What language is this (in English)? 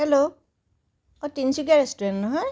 Assamese